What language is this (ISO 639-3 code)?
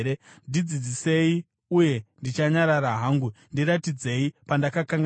sna